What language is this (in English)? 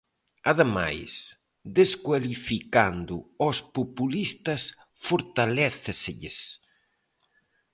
Galician